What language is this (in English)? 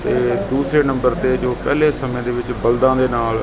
Punjabi